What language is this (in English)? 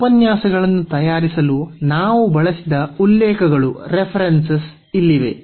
Kannada